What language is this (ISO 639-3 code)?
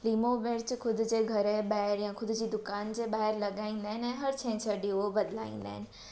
snd